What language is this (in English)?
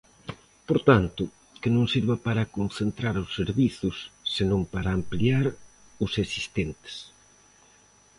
Galician